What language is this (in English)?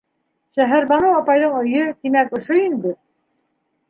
Bashkir